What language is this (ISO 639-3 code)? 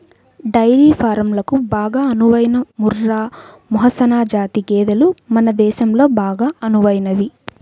tel